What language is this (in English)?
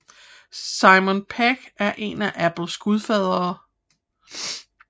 Danish